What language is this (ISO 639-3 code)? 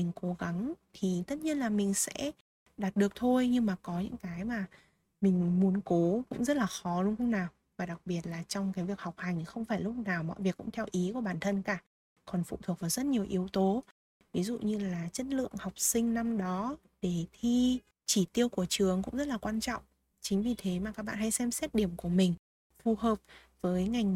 vie